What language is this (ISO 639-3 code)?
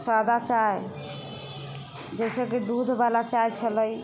mai